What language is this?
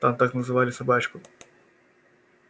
Russian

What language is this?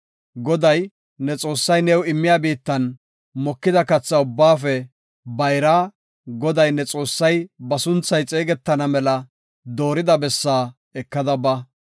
Gofa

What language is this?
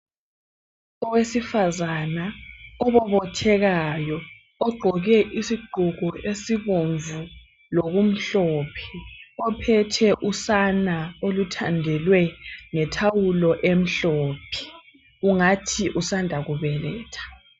North Ndebele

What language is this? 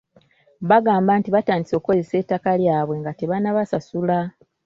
Ganda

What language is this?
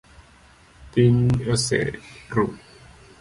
Luo (Kenya and Tanzania)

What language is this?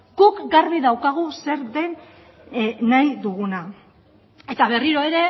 Basque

